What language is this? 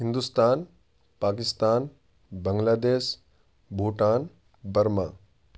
Urdu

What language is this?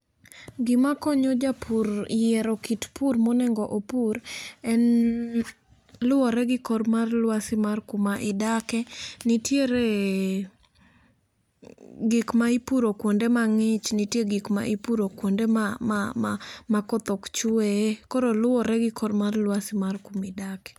Luo (Kenya and Tanzania)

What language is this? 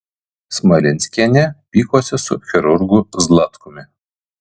Lithuanian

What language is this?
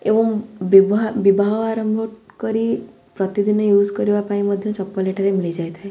Odia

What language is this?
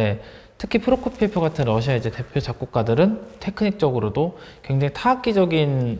Korean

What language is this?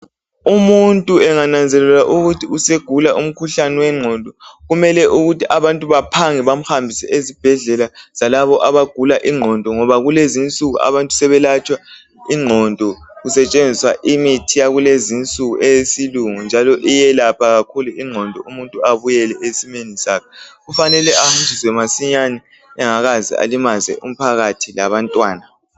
North Ndebele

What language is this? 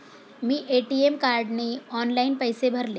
Marathi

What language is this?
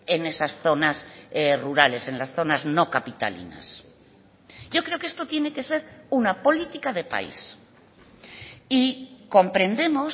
Spanish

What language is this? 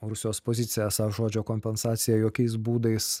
Lithuanian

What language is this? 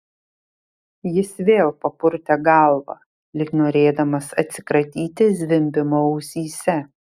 Lithuanian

